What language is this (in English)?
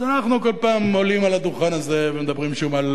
Hebrew